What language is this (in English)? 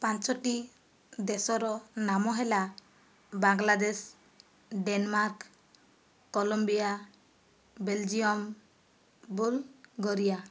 Odia